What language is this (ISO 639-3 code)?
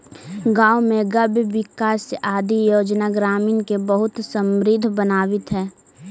mag